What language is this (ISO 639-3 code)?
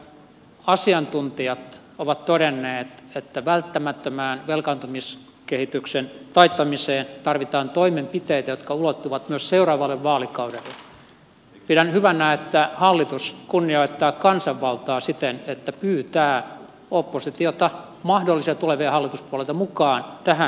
fin